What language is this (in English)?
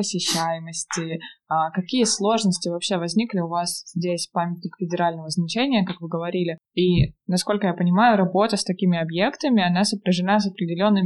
Russian